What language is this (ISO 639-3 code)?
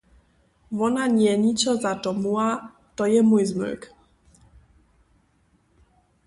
hsb